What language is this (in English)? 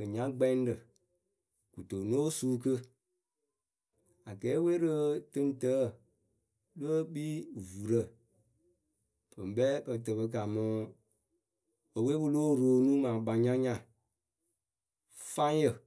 Akebu